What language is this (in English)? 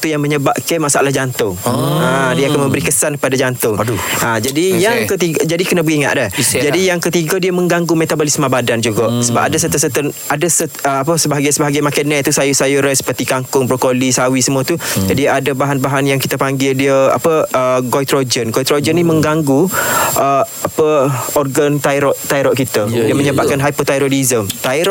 Malay